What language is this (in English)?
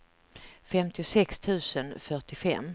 Swedish